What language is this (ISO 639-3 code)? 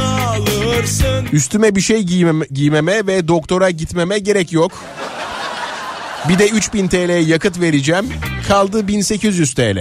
tur